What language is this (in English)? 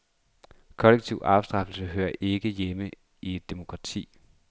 Danish